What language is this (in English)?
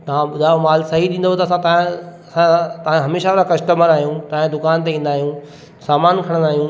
Sindhi